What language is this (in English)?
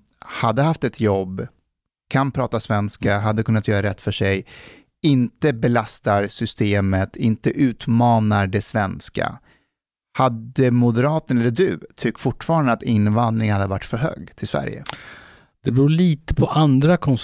Swedish